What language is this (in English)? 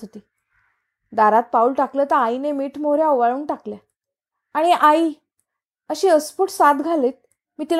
Marathi